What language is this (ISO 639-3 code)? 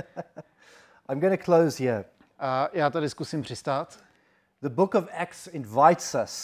ces